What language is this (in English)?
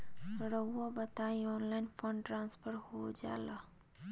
Magahi